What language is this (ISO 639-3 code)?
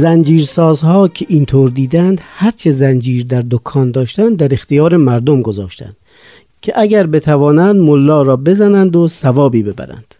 fas